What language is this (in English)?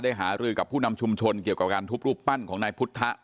Thai